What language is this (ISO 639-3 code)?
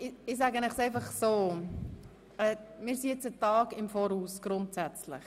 gsw